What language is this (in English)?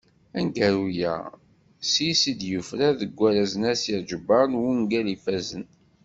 Kabyle